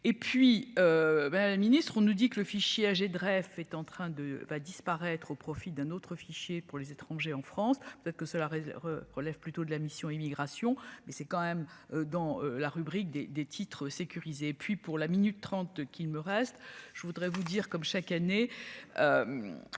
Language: French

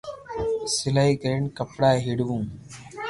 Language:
Loarki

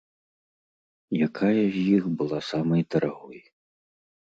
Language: Belarusian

